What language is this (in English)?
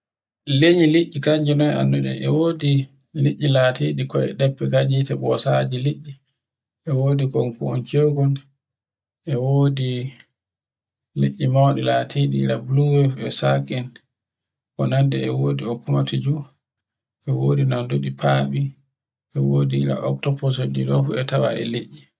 Borgu Fulfulde